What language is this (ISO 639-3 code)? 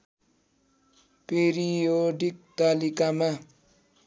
nep